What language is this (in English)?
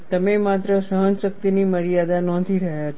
Gujarati